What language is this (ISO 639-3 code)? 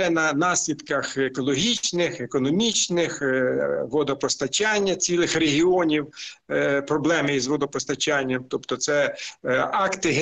ukr